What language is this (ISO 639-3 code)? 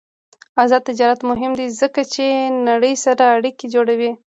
pus